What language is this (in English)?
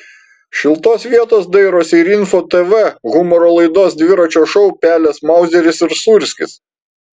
Lithuanian